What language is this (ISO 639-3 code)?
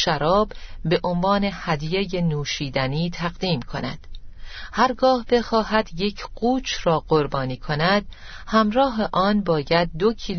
fas